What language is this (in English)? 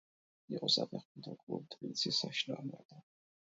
Georgian